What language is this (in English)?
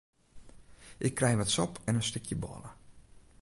Western Frisian